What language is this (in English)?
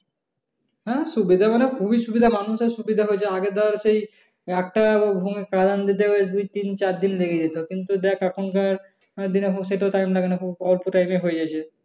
Bangla